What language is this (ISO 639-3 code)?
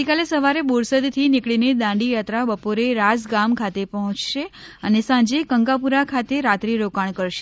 guj